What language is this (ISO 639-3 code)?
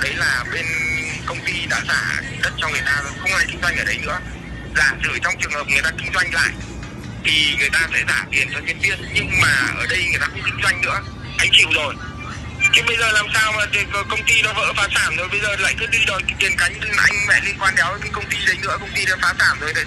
vie